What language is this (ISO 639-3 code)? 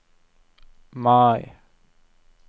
nor